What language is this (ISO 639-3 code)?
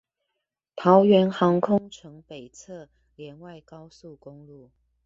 zho